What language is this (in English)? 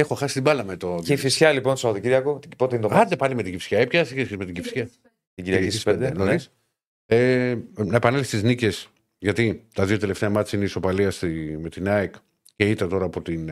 Greek